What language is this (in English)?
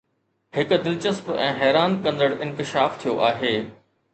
Sindhi